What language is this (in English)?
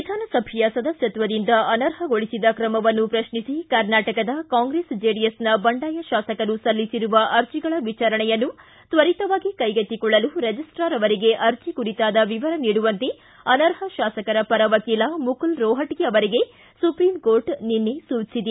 Kannada